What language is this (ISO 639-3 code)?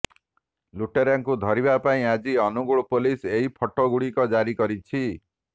ori